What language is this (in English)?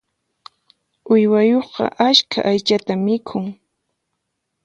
Puno Quechua